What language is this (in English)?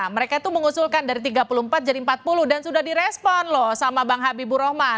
Indonesian